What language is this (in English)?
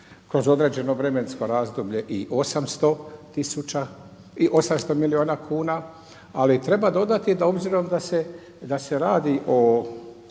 Croatian